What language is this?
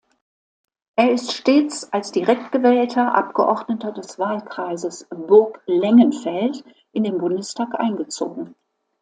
German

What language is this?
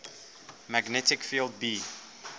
English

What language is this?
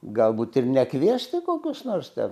Lithuanian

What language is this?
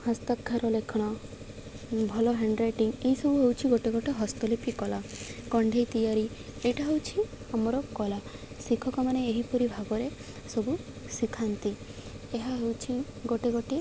Odia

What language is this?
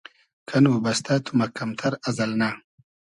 Hazaragi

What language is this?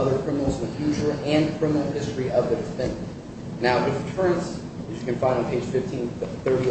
English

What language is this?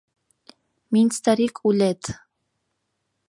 Mari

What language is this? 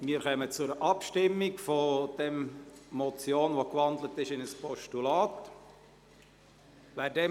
Swiss German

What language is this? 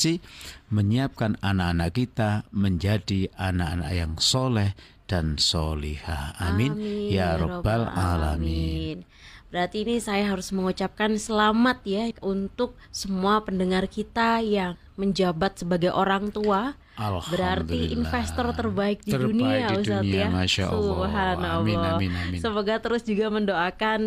Indonesian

